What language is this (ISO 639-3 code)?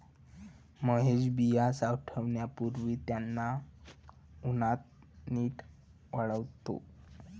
mar